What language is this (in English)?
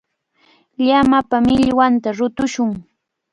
Cajatambo North Lima Quechua